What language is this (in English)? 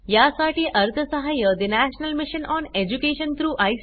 Marathi